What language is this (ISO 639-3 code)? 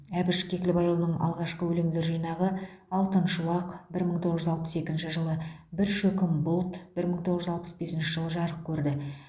kaz